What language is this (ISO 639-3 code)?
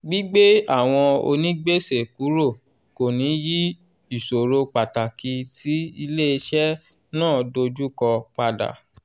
yor